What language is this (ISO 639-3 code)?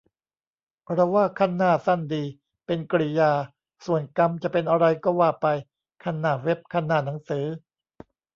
tha